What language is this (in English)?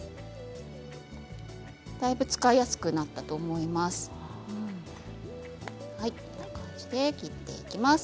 Japanese